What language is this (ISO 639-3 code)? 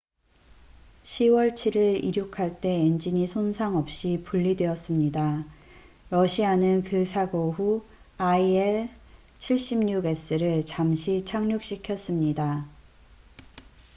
kor